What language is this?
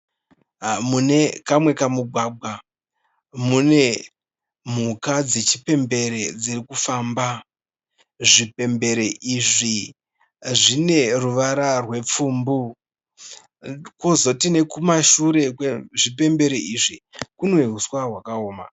Shona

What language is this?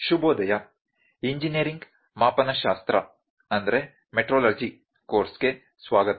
Kannada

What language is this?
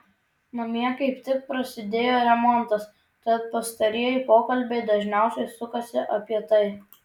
Lithuanian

